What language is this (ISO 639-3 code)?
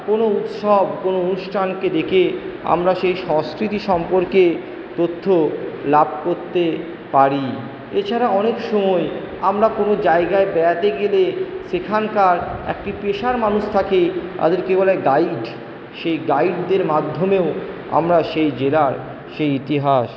ben